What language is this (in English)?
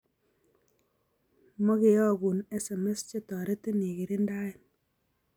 Kalenjin